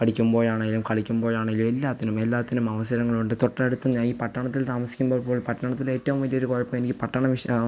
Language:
Malayalam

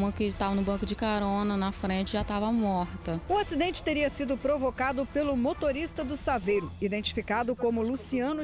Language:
Portuguese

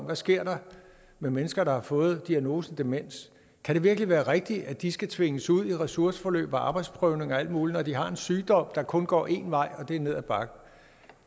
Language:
Danish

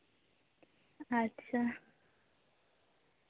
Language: Santali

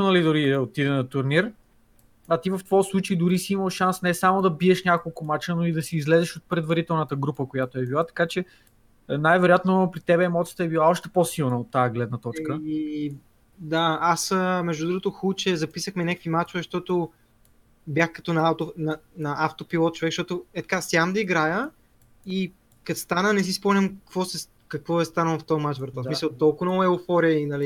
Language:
Bulgarian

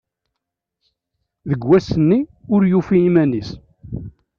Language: Kabyle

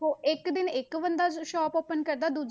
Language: Punjabi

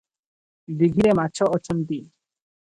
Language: Odia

